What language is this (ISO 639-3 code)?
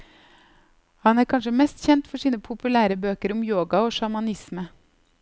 nor